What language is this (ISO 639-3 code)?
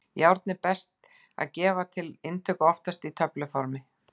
isl